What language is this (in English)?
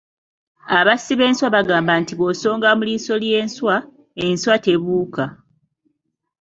Ganda